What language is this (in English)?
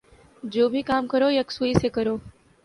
Urdu